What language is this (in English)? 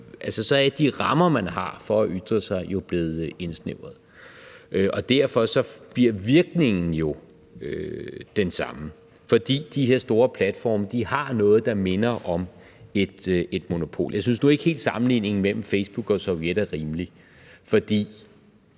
Danish